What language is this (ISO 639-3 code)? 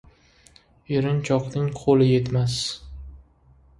uzb